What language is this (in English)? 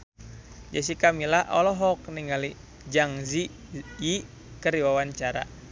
Sundanese